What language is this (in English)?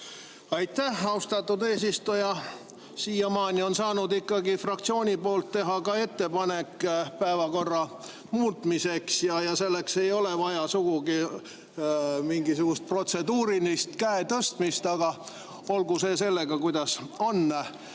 Estonian